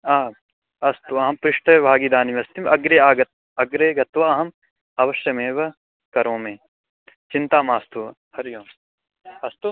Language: Sanskrit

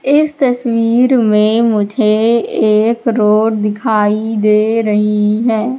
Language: Hindi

